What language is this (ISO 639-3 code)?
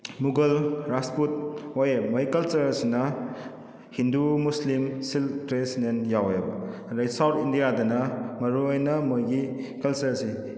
mni